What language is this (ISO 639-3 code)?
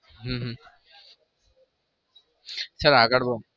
guj